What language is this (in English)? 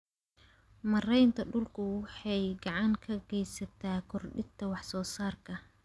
Somali